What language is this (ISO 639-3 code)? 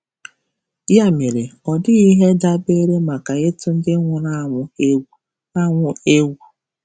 ibo